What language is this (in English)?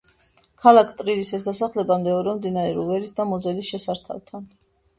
Georgian